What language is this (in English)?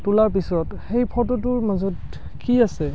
Assamese